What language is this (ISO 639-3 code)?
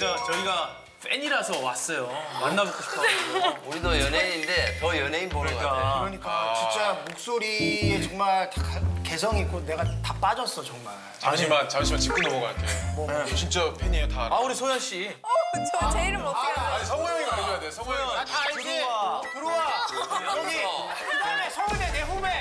kor